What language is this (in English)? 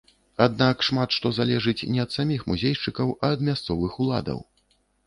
Belarusian